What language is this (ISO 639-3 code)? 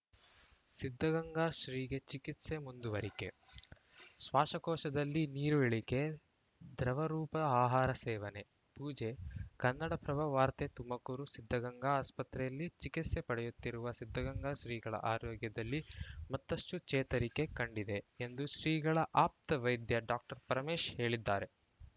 kan